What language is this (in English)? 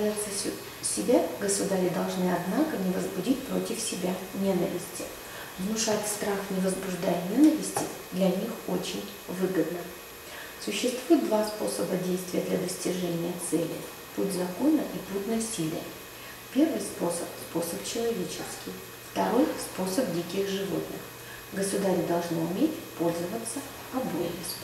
Russian